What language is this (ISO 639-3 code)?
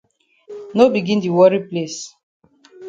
wes